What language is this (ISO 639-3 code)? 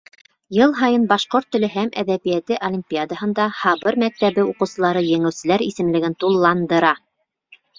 bak